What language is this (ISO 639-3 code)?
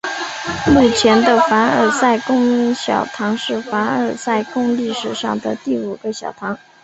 zho